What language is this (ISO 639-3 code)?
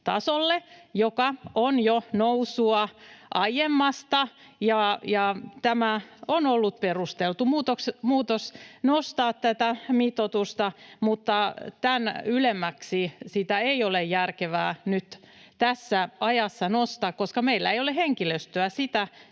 fin